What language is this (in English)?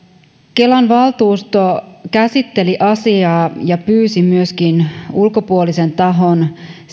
Finnish